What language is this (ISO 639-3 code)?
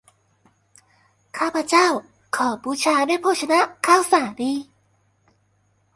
tha